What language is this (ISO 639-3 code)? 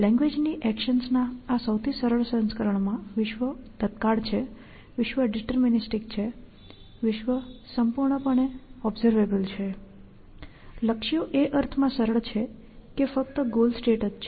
guj